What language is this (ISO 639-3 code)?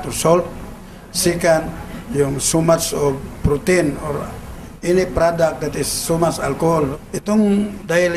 fil